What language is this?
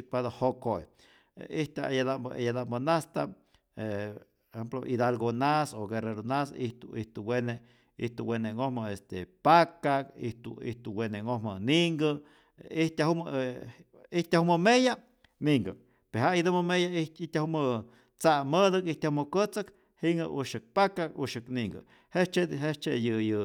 Rayón Zoque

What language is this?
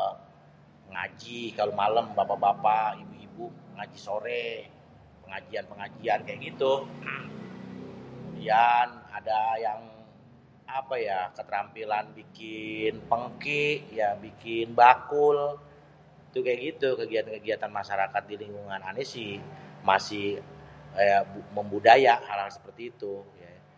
Betawi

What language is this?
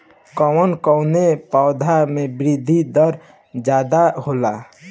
Bhojpuri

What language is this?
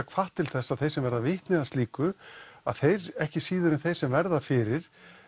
Icelandic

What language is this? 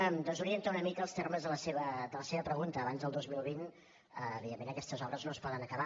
Catalan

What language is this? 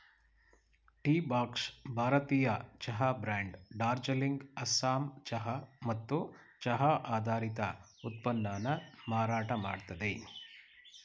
Kannada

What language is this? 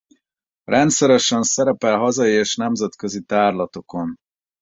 Hungarian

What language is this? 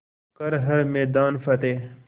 Hindi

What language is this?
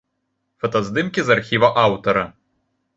Belarusian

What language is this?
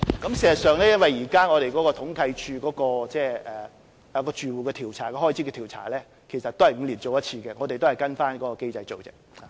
Cantonese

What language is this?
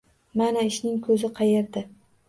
Uzbek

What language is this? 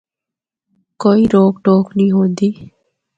Northern Hindko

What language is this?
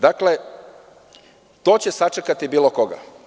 Serbian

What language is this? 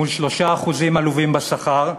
Hebrew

